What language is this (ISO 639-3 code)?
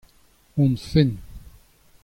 bre